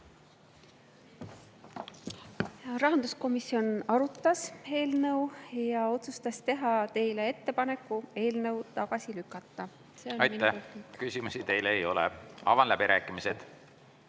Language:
Estonian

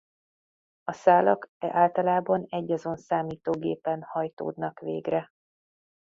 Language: Hungarian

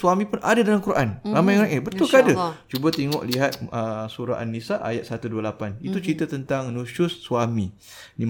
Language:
Malay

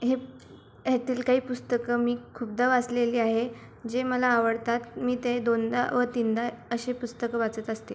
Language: Marathi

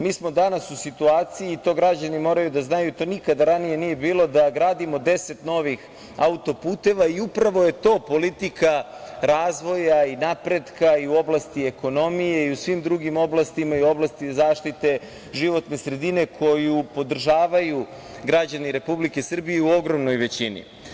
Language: Serbian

